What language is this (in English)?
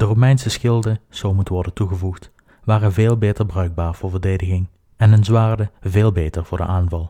Dutch